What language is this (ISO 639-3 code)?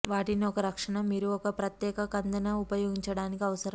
tel